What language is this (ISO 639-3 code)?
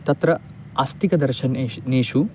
san